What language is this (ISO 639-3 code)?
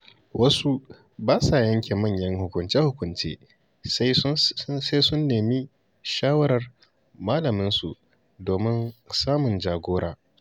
hau